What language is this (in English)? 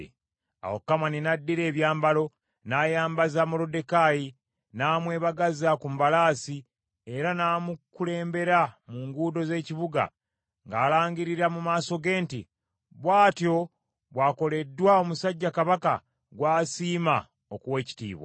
Ganda